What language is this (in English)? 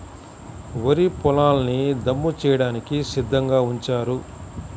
Telugu